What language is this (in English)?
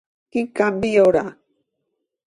Catalan